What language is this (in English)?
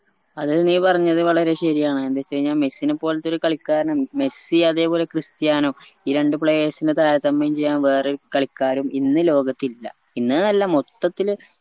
Malayalam